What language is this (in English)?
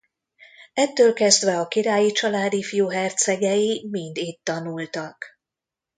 Hungarian